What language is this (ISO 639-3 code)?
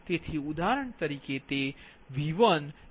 guj